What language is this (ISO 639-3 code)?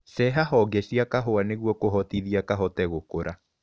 kik